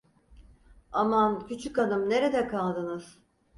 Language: Turkish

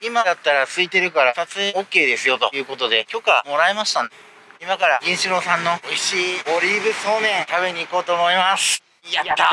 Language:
Japanese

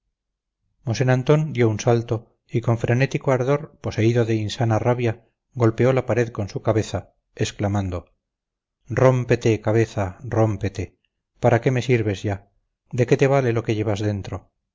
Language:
Spanish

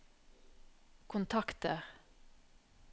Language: Norwegian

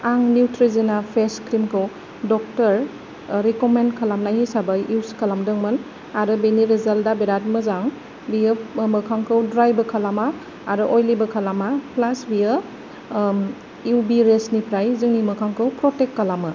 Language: Bodo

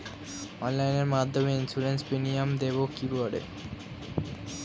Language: Bangla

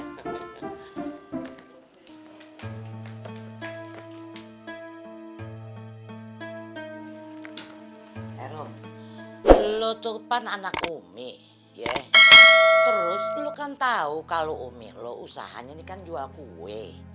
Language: Indonesian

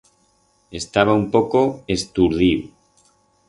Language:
Aragonese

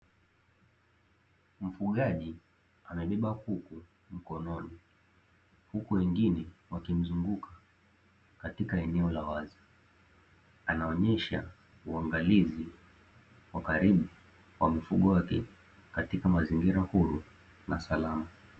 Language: Swahili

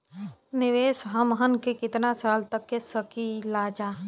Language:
Bhojpuri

